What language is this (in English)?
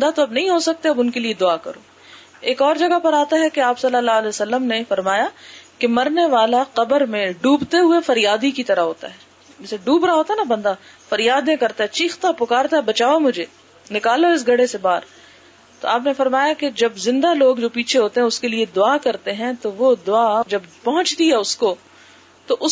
Urdu